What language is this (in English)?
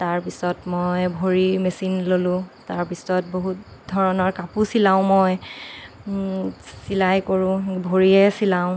Assamese